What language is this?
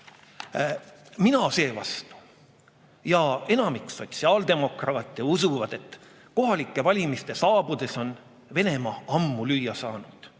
Estonian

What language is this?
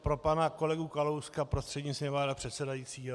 Czech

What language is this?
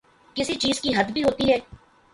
Urdu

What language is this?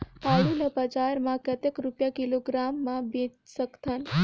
Chhattisgarhi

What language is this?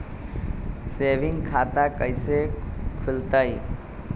Magahi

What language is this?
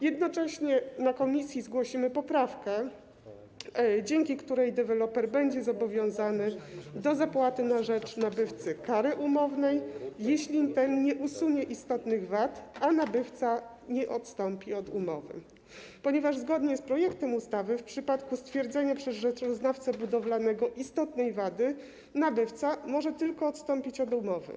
Polish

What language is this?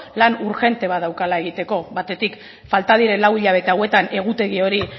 Basque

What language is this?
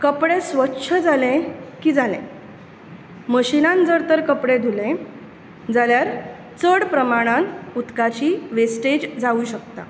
Konkani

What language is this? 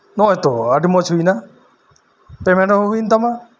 Santali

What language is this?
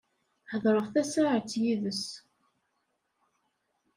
Kabyle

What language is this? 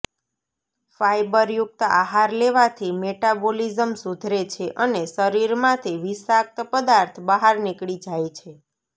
Gujarati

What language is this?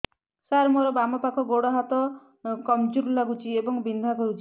Odia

